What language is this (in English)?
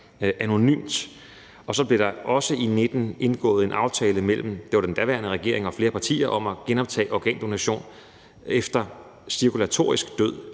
Danish